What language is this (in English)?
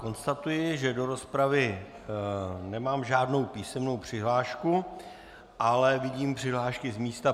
Czech